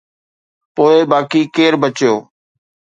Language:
Sindhi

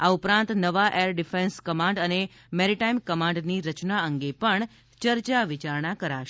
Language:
Gujarati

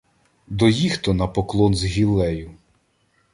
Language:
Ukrainian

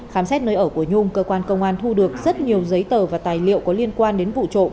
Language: Vietnamese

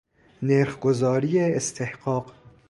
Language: Persian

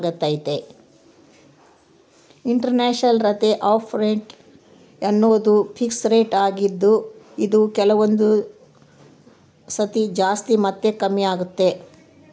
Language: Kannada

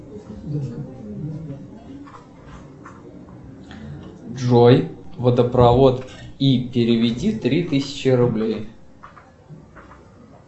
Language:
Russian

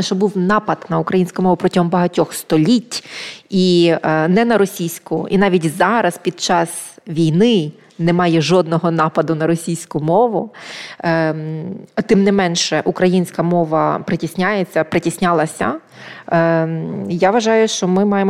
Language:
Ukrainian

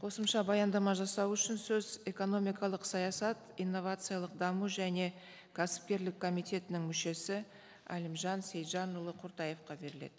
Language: Kazakh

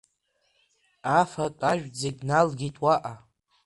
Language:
Abkhazian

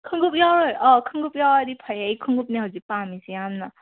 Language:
Manipuri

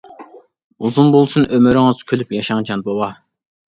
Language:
Uyghur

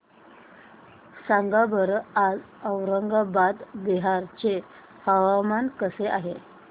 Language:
Marathi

